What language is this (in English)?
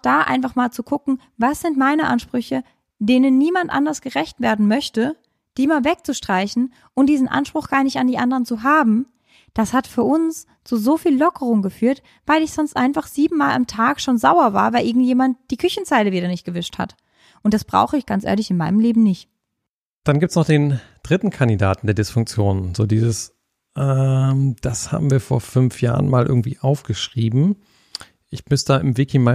German